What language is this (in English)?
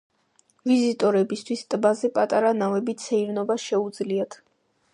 Georgian